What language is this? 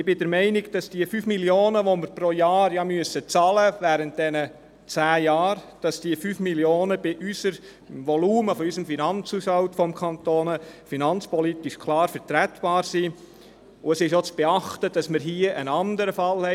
Swiss German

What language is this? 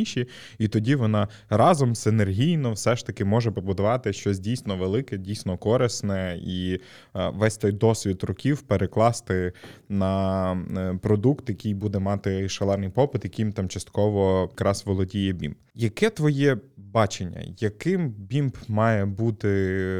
Ukrainian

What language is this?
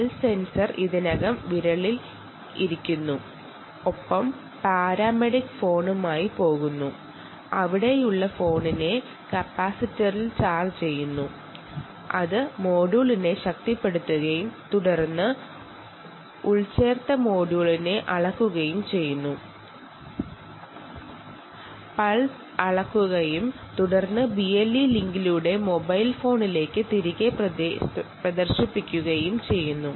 Malayalam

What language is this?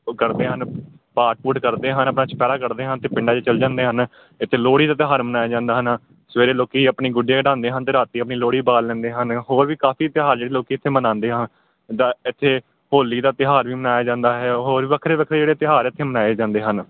Punjabi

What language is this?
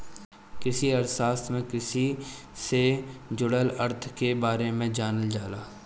Bhojpuri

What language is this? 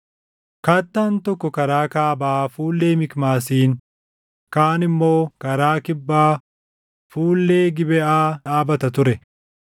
Oromo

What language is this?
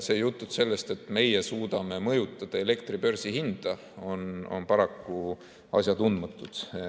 Estonian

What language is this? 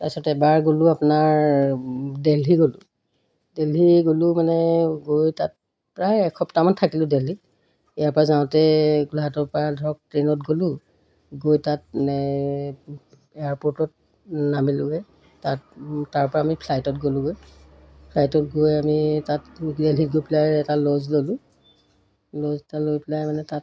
Assamese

